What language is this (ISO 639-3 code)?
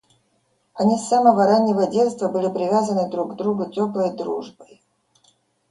rus